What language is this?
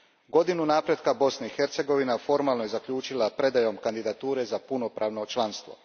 Croatian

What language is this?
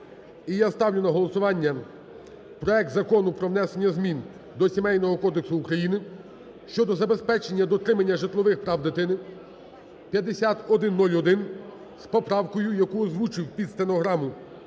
Ukrainian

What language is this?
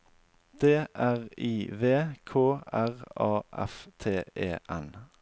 Norwegian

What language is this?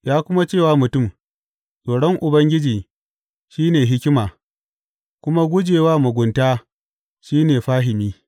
Hausa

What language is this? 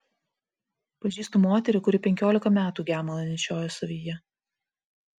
Lithuanian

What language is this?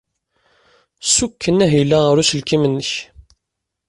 Kabyle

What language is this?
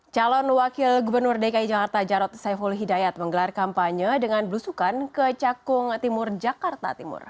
Indonesian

